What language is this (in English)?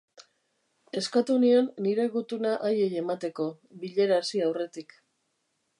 Basque